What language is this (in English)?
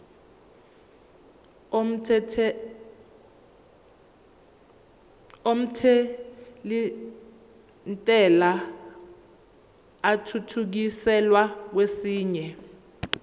Zulu